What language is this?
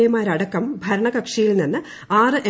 Malayalam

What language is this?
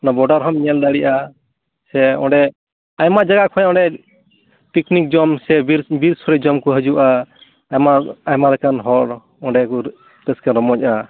Santali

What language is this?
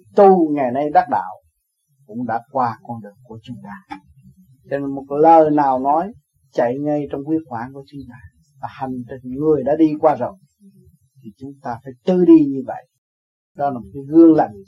Vietnamese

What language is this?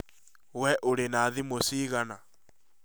Kikuyu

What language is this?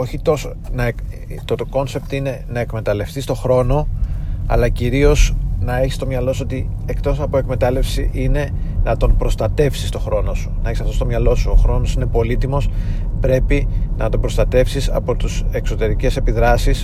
Greek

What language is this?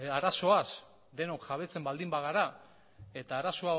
Basque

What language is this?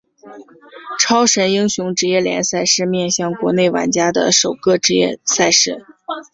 Chinese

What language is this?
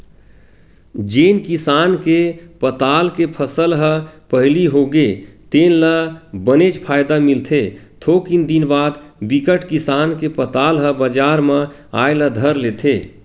Chhattisgarhi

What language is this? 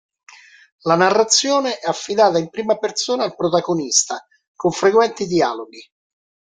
Italian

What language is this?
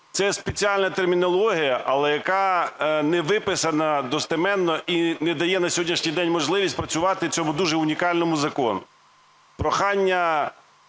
Ukrainian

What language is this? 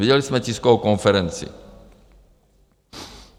Czech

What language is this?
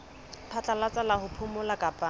Southern Sotho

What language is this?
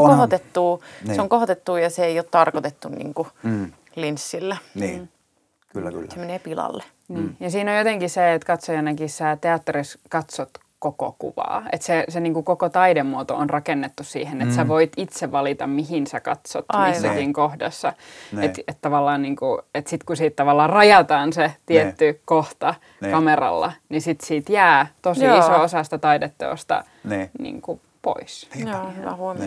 Finnish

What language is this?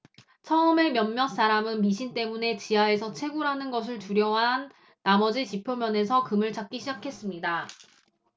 Korean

